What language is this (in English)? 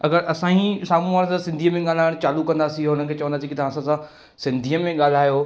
Sindhi